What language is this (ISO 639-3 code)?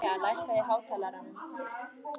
isl